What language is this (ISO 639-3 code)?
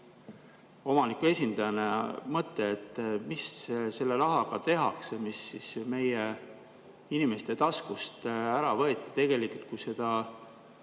est